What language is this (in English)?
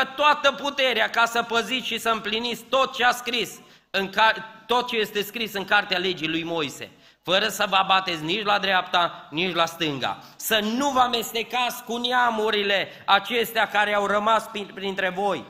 Romanian